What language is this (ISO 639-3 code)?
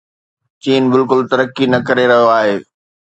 snd